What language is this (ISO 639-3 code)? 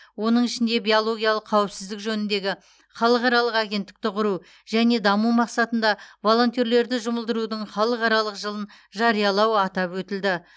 kaz